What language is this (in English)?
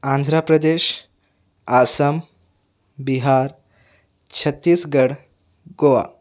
Urdu